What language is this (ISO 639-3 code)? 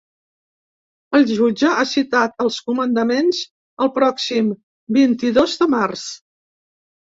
cat